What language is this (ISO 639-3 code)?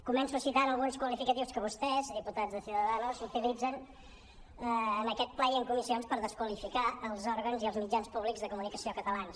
cat